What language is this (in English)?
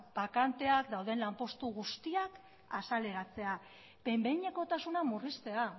Basque